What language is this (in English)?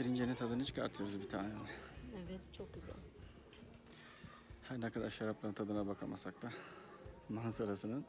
Turkish